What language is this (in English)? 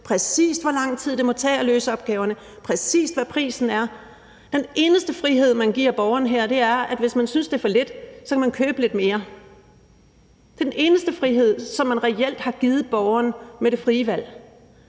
Danish